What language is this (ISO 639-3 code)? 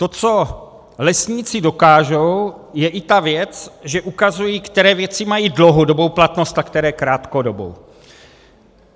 ces